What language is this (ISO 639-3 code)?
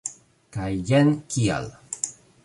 epo